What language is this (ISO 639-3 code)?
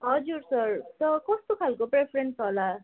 nep